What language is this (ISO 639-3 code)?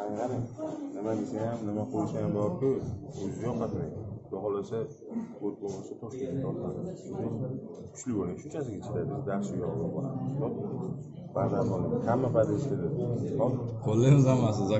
tur